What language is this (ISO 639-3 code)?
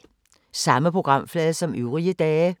dan